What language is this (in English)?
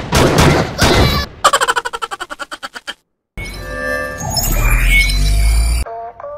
Thai